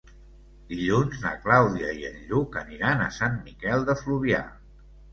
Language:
Catalan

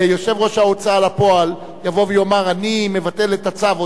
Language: Hebrew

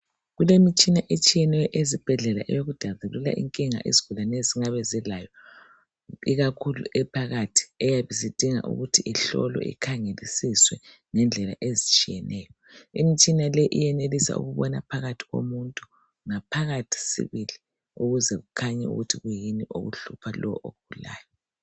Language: North Ndebele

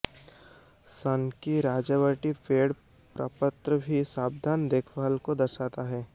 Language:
Hindi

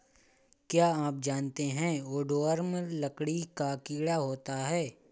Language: Hindi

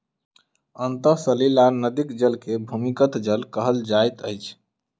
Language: Maithili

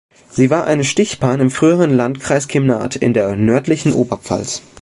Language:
German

